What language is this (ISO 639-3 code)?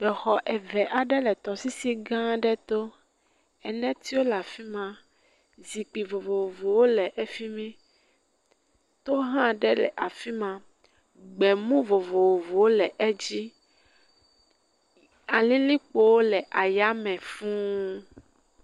ewe